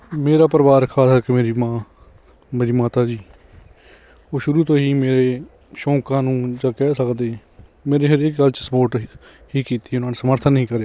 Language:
Punjabi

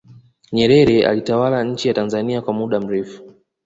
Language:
Swahili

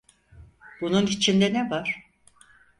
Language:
Turkish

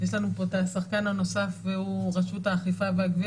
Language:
Hebrew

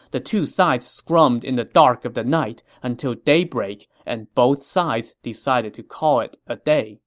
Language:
English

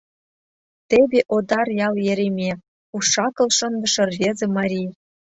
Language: Mari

